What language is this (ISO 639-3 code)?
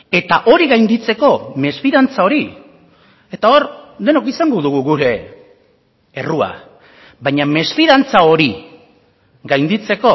eus